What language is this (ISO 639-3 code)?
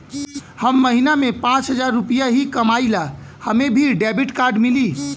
bho